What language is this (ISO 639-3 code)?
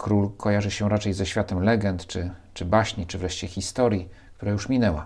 pol